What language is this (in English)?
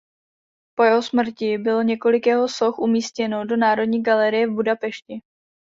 Czech